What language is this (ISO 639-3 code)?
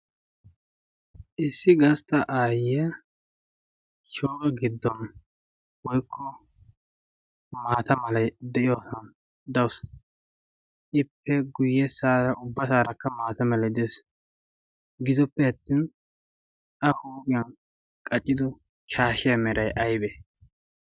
wal